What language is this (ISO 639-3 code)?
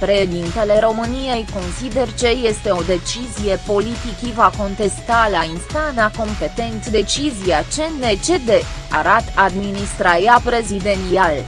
ron